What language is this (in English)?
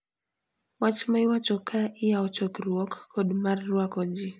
Luo (Kenya and Tanzania)